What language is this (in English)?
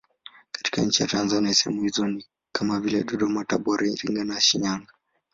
Swahili